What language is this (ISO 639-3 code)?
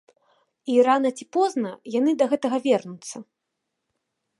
bel